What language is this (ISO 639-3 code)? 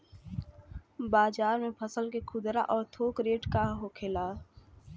bho